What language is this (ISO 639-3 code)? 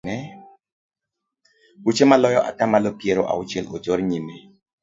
luo